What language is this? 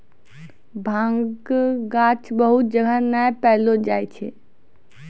Maithili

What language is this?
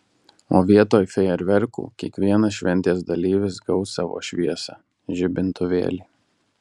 Lithuanian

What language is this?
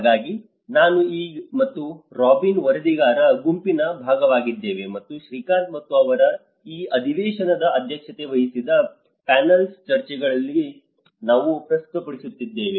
Kannada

